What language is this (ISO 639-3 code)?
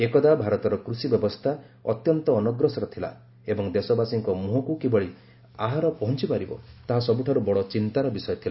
ori